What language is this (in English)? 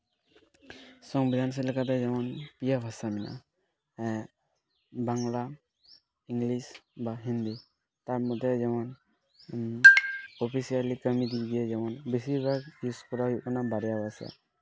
Santali